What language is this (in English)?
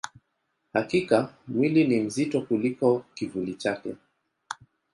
Swahili